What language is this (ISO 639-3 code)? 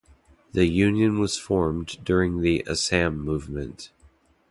eng